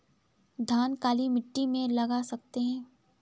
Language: Hindi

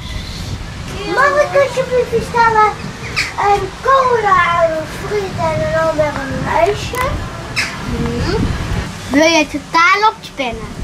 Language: Dutch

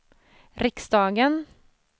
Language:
Swedish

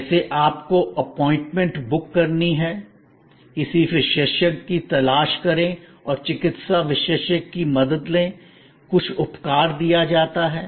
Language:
Hindi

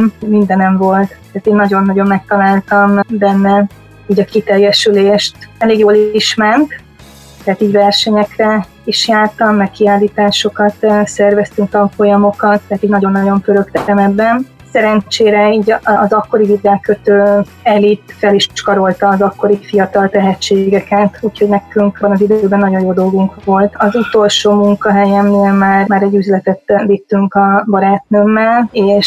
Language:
Hungarian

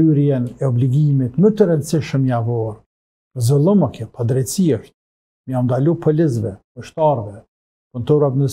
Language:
Arabic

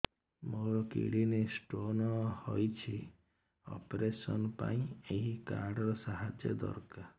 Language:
Odia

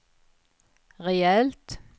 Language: Swedish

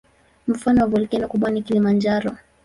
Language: Swahili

